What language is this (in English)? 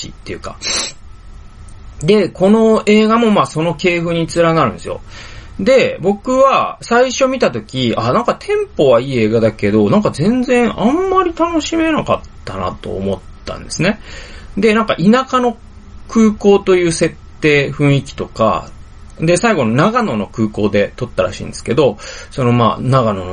Japanese